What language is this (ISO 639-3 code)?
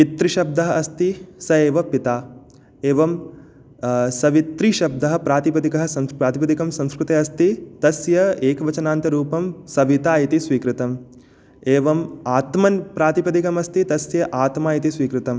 san